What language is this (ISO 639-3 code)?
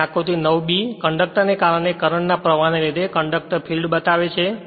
guj